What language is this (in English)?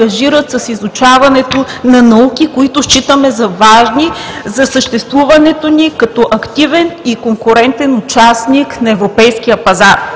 Bulgarian